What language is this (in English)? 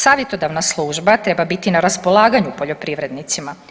Croatian